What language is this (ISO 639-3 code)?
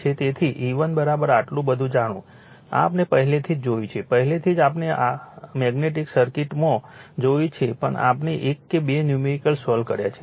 guj